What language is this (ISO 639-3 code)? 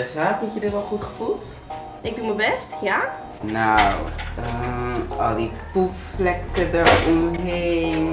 nld